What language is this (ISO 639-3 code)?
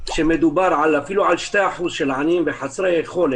heb